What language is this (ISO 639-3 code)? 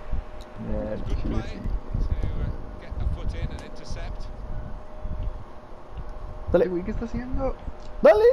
spa